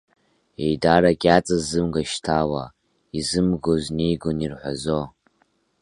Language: Abkhazian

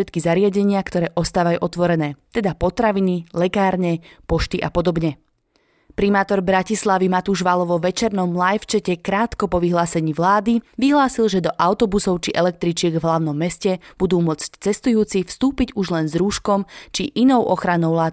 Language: Slovak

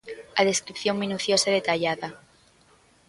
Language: Galician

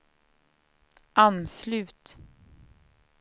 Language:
Swedish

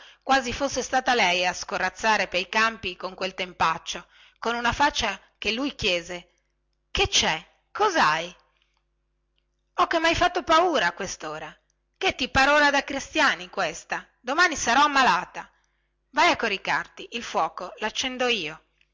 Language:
Italian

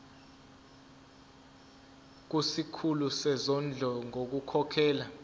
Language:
Zulu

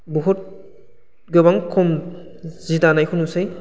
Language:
Bodo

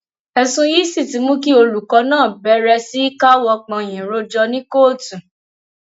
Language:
Yoruba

